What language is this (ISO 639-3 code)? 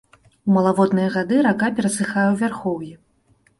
bel